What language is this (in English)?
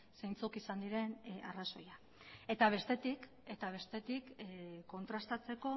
Basque